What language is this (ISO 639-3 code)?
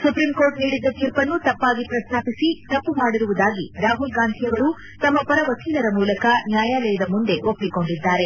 kan